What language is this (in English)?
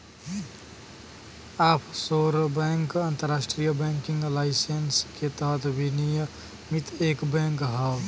Bhojpuri